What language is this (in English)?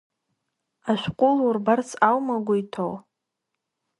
Abkhazian